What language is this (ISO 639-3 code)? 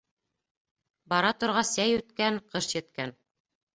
bak